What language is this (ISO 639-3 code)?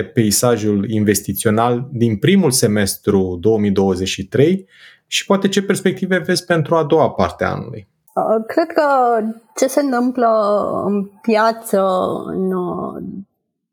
ron